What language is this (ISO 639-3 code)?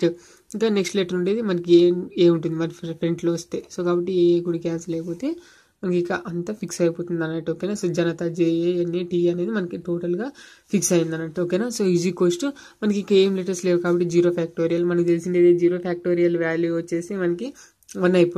tel